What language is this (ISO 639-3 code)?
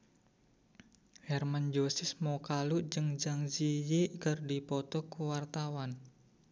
sun